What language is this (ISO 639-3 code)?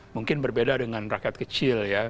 ind